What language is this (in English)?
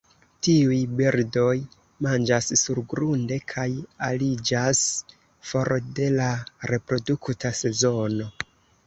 Esperanto